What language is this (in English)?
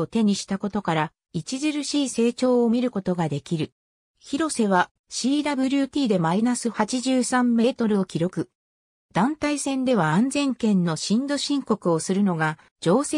Japanese